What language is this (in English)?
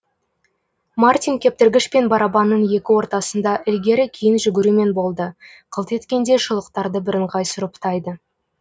Kazakh